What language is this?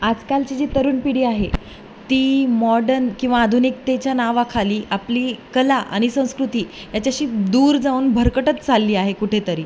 Marathi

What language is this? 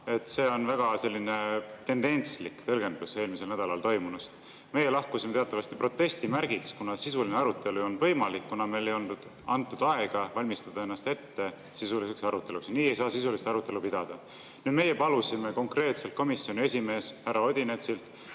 Estonian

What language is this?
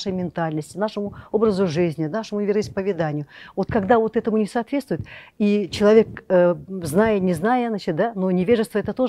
Russian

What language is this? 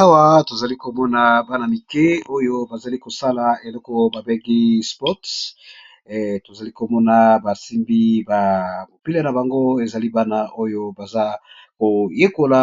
Lingala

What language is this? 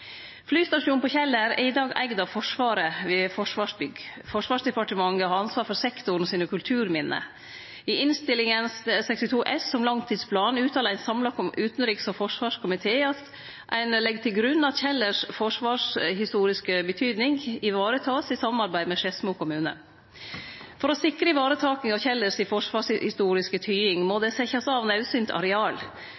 Norwegian Nynorsk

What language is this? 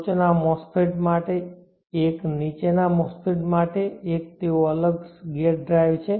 Gujarati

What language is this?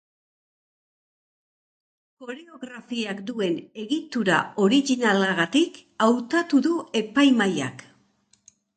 Basque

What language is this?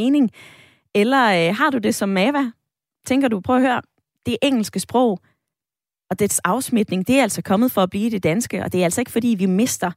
Danish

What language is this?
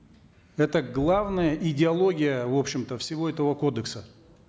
Kazakh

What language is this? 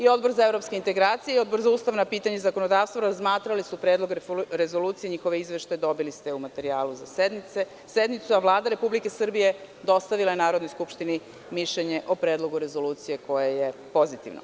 Serbian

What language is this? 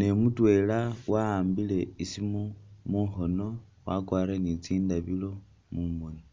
Masaaba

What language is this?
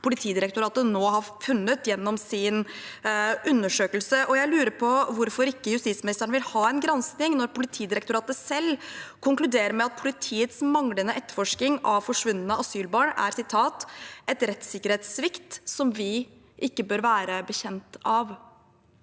Norwegian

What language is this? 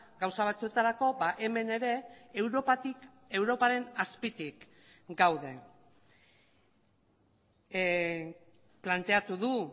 Basque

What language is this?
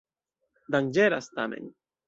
Esperanto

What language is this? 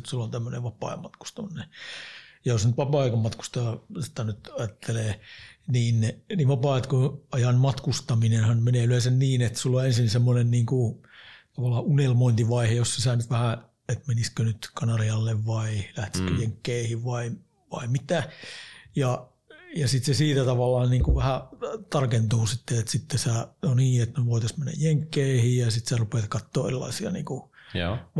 Finnish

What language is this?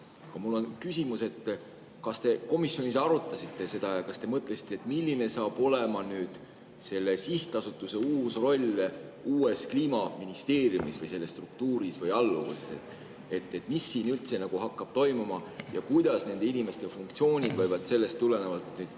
Estonian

